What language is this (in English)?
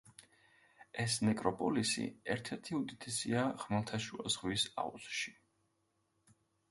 Georgian